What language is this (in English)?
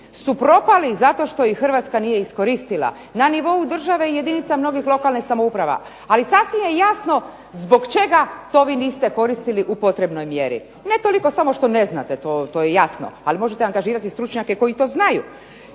Croatian